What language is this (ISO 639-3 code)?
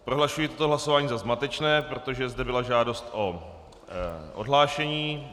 ces